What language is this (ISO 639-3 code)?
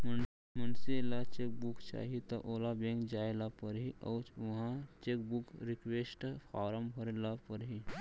hne